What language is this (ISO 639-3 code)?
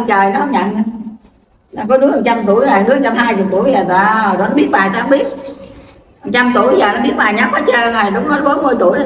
vie